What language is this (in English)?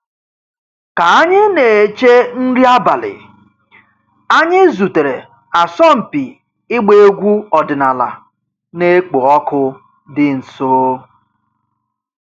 Igbo